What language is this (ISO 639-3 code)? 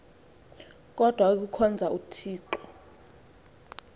xho